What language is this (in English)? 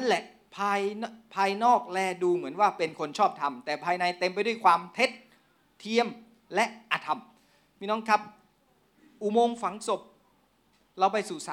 Thai